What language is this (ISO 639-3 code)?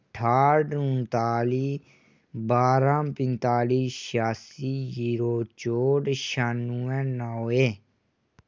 doi